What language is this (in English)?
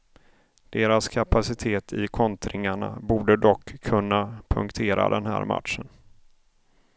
Swedish